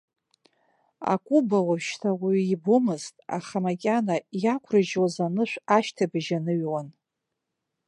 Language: Abkhazian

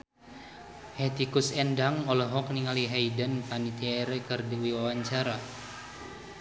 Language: Sundanese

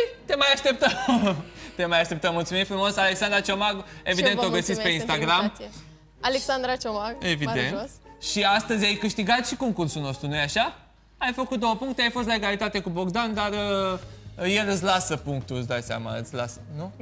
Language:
Romanian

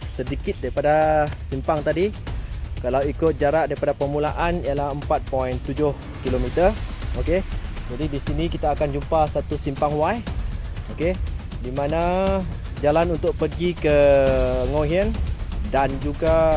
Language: Malay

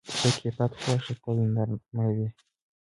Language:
Pashto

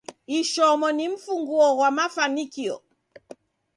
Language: Taita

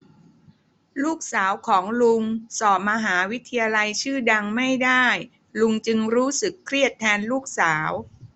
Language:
Thai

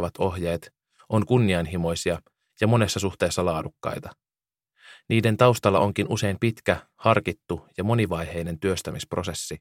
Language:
Finnish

